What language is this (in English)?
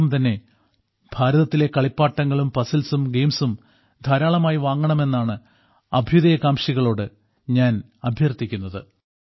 Malayalam